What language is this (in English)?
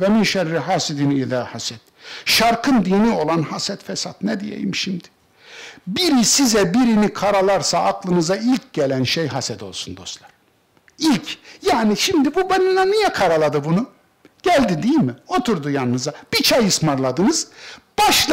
Turkish